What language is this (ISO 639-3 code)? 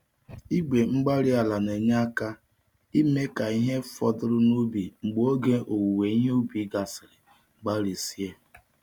ibo